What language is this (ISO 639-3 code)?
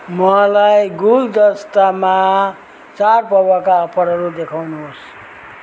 nep